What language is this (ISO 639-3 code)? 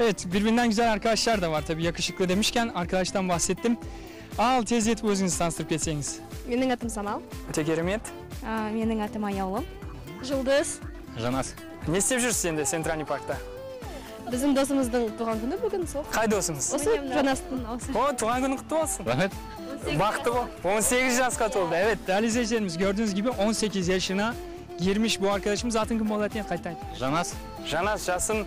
tur